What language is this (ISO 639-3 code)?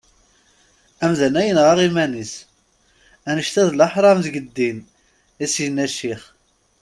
kab